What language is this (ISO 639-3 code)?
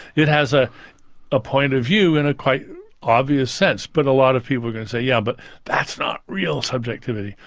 eng